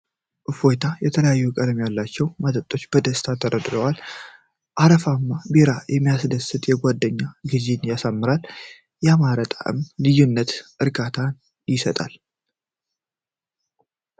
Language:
Amharic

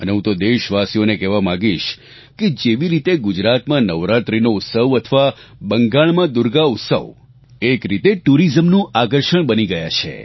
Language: Gujarati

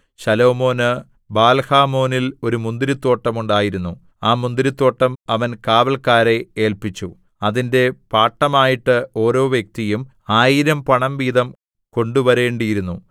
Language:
Malayalam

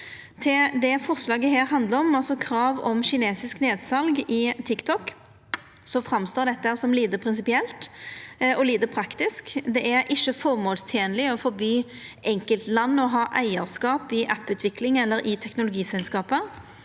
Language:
Norwegian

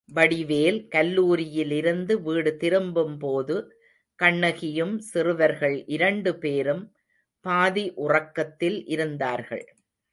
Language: Tamil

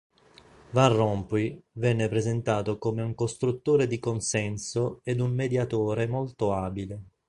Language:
Italian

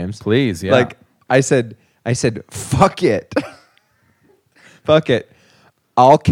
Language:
English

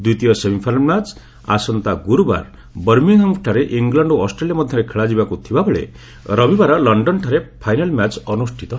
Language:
Odia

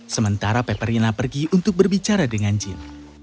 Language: Indonesian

